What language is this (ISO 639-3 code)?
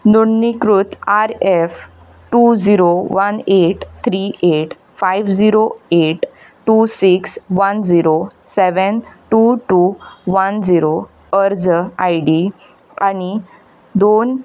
kok